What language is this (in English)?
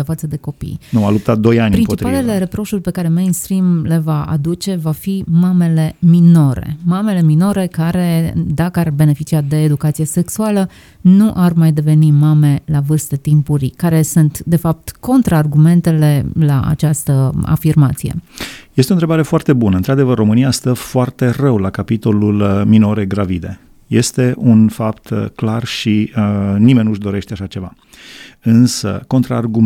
Romanian